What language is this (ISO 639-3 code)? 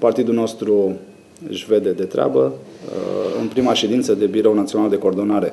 ron